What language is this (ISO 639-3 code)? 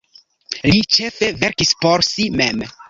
epo